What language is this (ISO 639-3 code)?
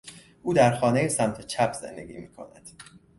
fas